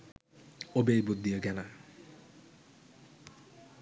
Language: Sinhala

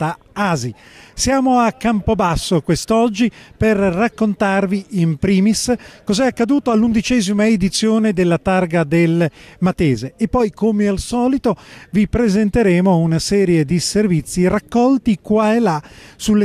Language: Italian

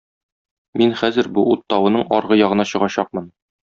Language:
Tatar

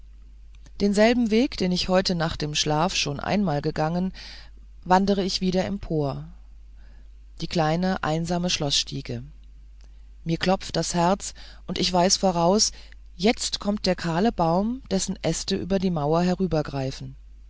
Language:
German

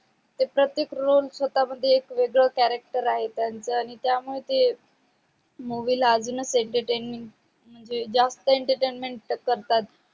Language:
Marathi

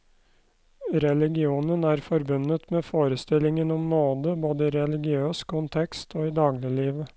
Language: Norwegian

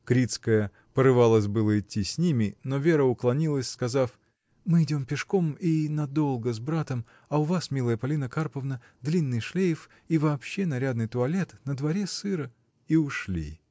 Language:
Russian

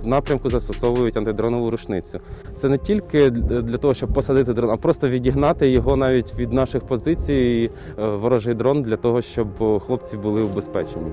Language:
Ukrainian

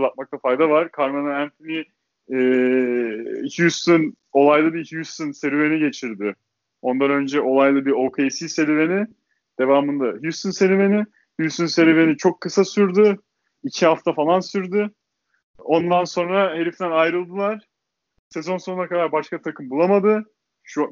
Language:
Turkish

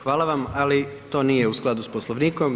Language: Croatian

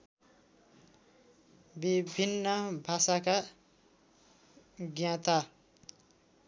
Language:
Nepali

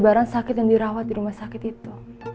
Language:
Indonesian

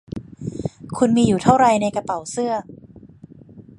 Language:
Thai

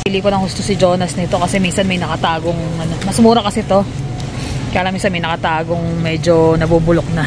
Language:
Filipino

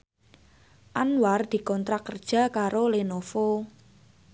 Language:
Javanese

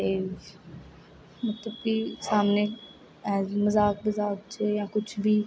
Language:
Dogri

